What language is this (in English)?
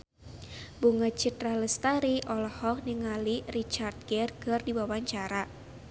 Sundanese